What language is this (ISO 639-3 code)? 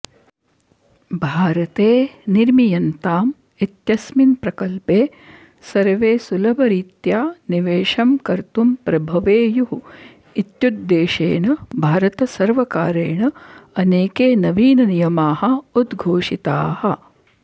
san